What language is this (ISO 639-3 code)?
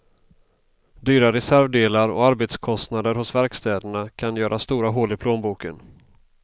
swe